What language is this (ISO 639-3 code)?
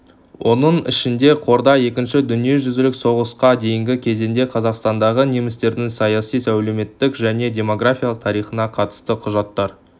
kaz